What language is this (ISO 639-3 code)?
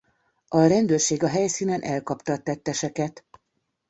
hun